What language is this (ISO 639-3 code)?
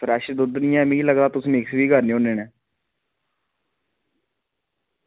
doi